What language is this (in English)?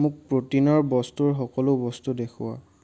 Assamese